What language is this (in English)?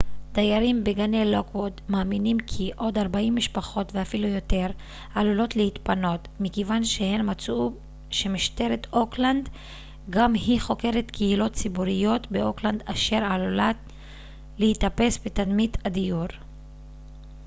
Hebrew